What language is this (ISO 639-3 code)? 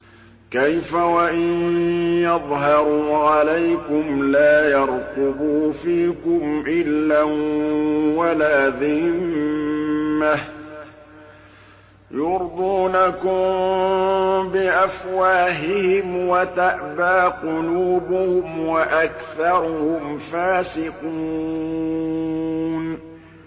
ara